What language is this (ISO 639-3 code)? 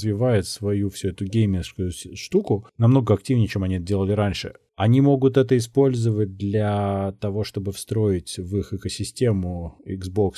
rus